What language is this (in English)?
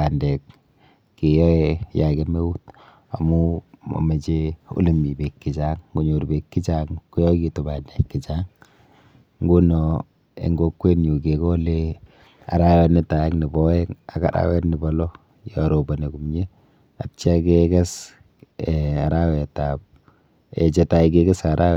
Kalenjin